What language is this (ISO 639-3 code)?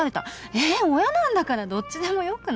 jpn